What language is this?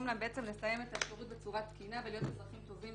Hebrew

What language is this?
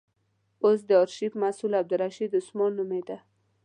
Pashto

